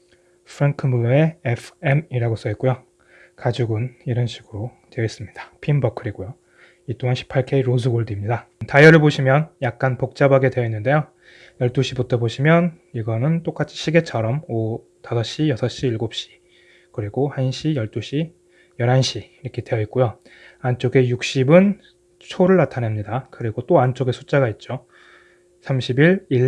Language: Korean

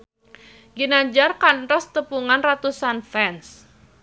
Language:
Sundanese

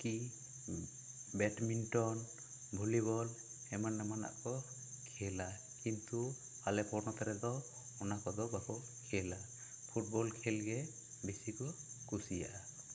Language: Santali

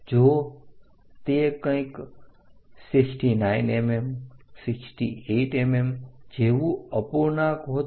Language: Gujarati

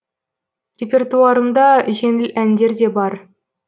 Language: Kazakh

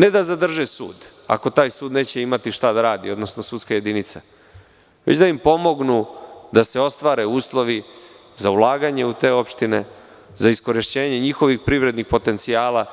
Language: Serbian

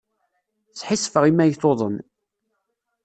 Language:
Kabyle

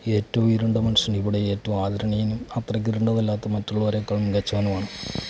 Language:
Malayalam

